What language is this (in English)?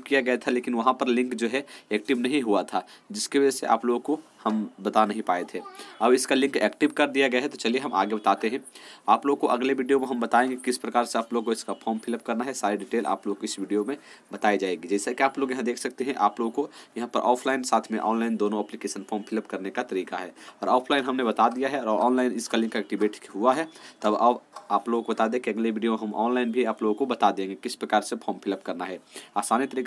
Hindi